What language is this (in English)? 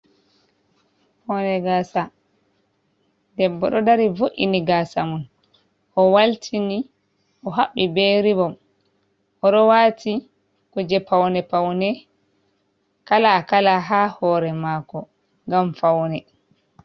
Fula